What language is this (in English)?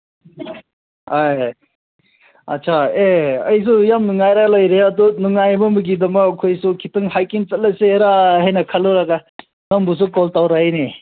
Manipuri